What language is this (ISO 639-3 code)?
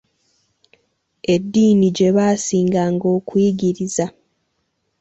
lug